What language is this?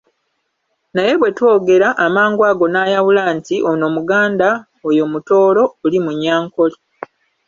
Ganda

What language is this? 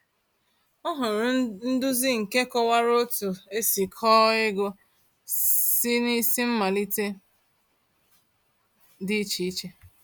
Igbo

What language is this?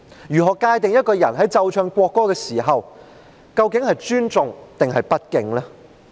Cantonese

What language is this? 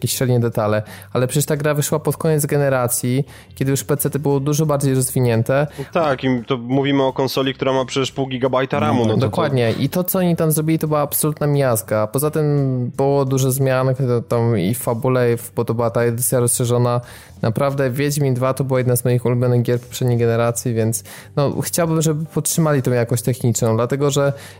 Polish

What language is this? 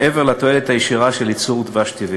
Hebrew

